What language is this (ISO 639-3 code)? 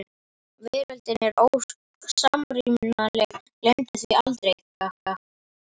isl